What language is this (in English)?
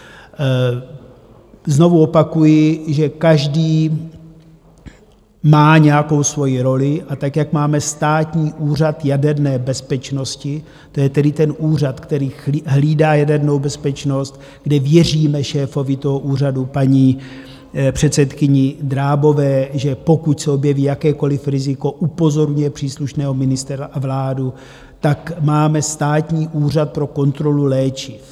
Czech